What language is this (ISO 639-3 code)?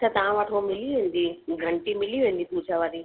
snd